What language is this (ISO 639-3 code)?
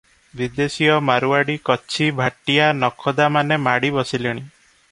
ori